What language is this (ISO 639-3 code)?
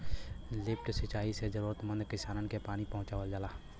bho